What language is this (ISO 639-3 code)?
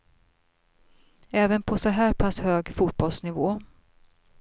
swe